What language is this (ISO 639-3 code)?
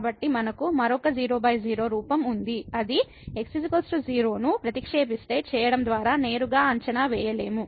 tel